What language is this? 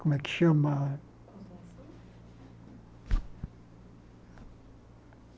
Portuguese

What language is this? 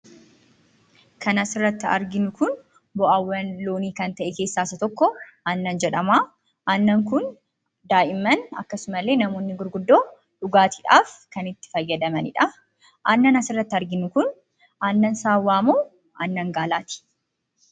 Oromo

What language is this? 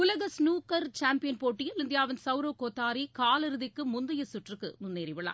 Tamil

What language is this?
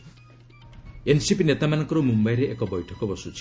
Odia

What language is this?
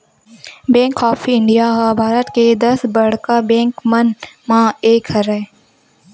Chhattisgarhi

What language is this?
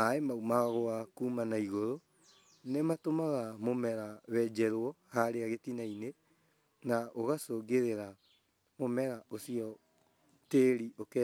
Kikuyu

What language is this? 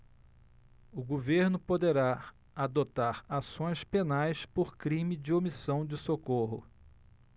Portuguese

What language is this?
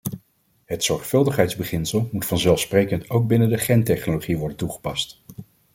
Dutch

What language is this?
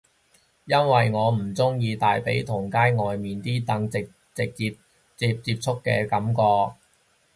Cantonese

